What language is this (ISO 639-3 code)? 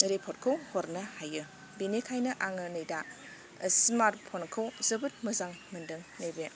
brx